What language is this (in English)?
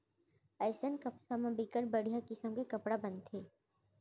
Chhattisgarhi